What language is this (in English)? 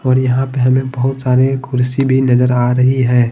Hindi